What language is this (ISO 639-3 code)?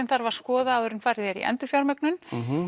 isl